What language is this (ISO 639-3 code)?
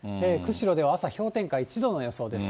jpn